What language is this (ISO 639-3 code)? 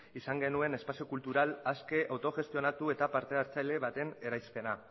eus